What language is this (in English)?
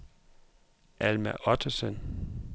Danish